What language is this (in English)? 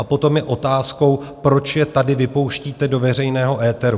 Czech